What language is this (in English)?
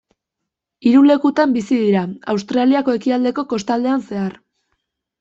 Basque